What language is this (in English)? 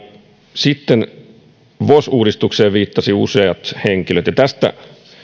Finnish